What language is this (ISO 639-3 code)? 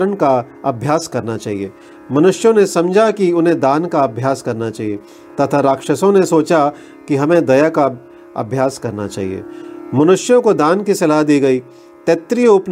hin